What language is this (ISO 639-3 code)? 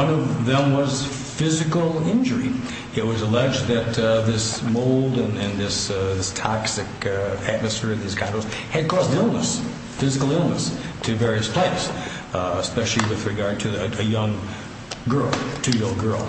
eng